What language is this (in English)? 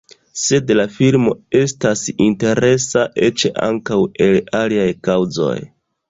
Esperanto